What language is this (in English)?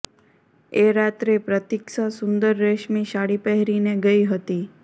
Gujarati